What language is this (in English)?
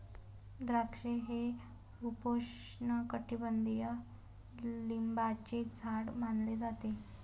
Marathi